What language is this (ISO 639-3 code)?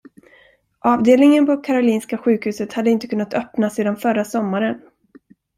swe